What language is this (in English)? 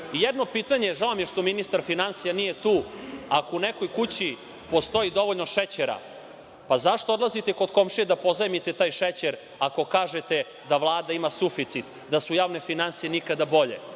Serbian